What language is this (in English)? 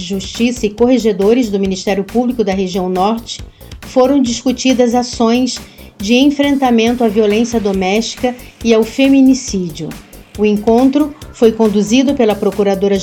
Portuguese